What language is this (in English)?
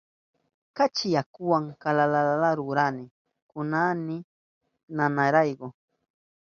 Southern Pastaza Quechua